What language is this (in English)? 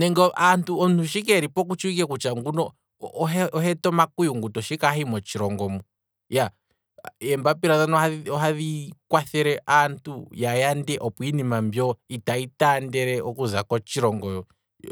Kwambi